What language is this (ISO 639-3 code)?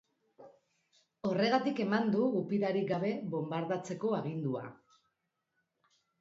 eus